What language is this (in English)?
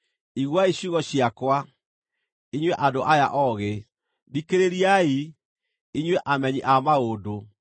Kikuyu